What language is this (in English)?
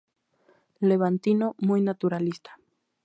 Spanish